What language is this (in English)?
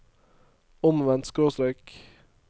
Norwegian